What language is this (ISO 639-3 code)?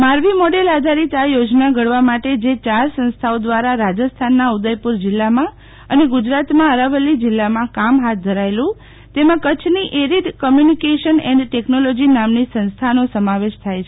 guj